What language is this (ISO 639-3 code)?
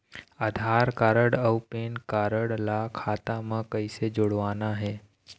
hne